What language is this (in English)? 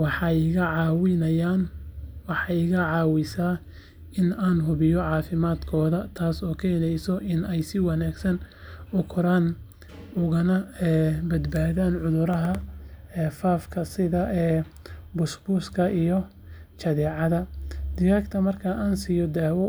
Somali